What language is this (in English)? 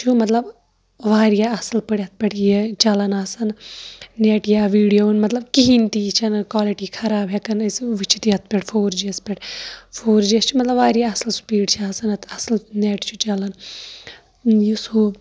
Kashmiri